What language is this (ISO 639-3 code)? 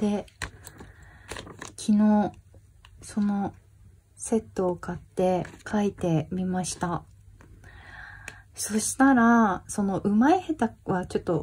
jpn